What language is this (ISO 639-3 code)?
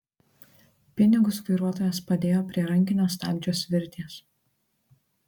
lit